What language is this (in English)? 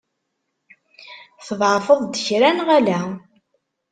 Kabyle